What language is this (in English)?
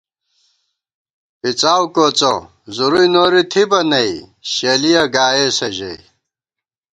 Gawar-Bati